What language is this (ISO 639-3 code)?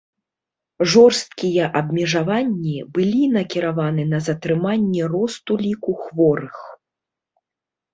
bel